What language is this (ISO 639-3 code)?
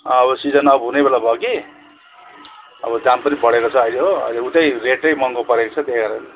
nep